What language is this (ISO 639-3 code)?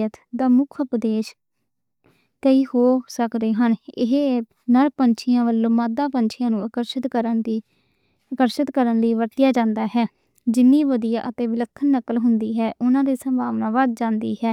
lah